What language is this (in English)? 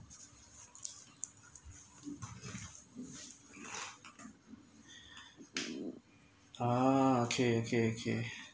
English